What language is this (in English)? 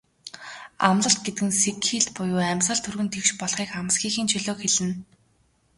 Mongolian